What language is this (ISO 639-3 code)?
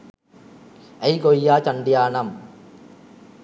sin